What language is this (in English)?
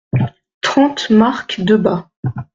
French